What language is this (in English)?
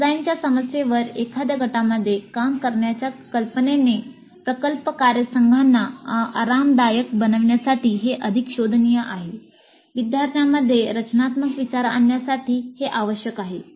Marathi